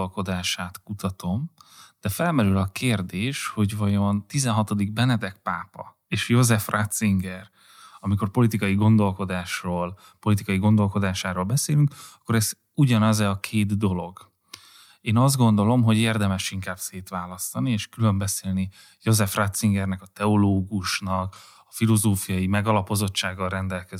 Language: Hungarian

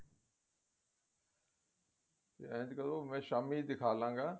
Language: Punjabi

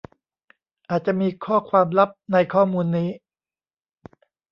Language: Thai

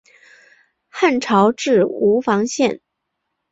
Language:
Chinese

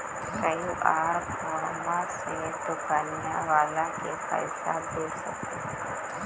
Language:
Magahi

